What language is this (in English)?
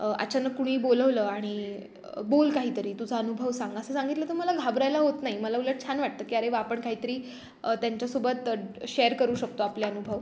Marathi